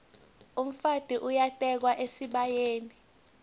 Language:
Swati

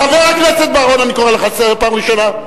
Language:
Hebrew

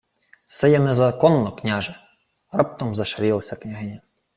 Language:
Ukrainian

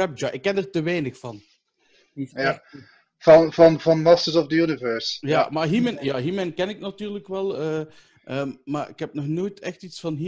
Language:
Dutch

